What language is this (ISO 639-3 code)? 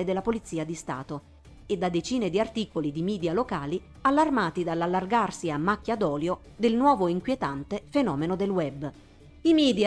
ita